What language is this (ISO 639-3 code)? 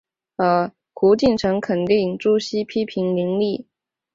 zho